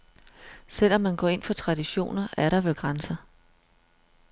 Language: Danish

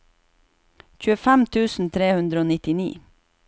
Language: Norwegian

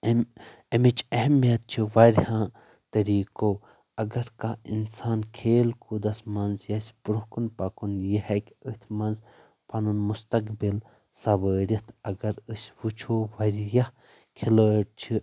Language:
Kashmiri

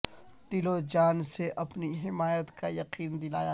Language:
Urdu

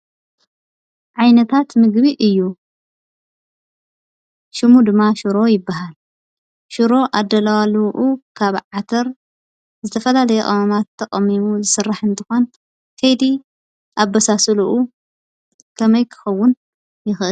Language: Tigrinya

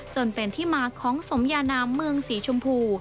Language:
Thai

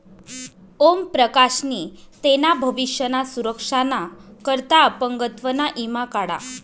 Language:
Marathi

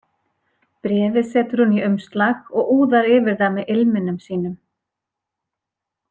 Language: Icelandic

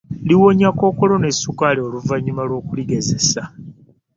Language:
Ganda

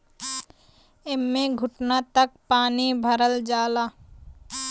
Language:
Bhojpuri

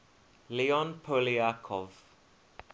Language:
English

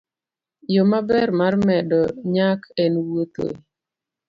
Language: Luo (Kenya and Tanzania)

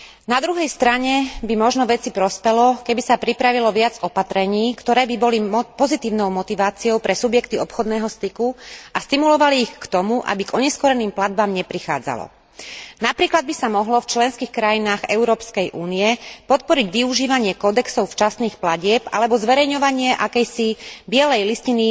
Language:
Slovak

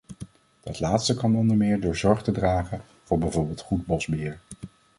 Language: Dutch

